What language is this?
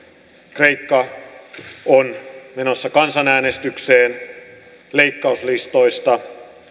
Finnish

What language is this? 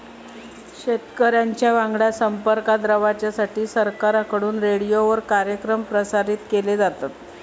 Marathi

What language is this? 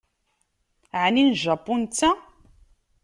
Kabyle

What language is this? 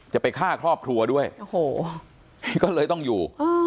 Thai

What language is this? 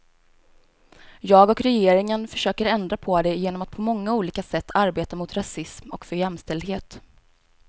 Swedish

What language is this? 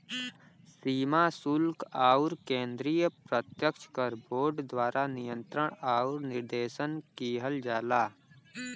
Bhojpuri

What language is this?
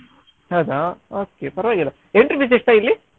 Kannada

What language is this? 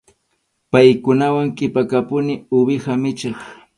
Arequipa-La Unión Quechua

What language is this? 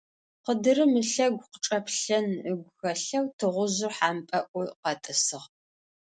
Adyghe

